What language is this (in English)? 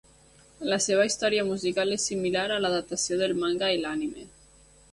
Catalan